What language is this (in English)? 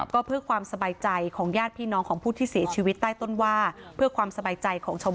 Thai